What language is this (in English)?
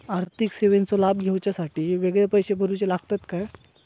Marathi